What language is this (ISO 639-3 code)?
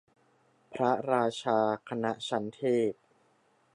tha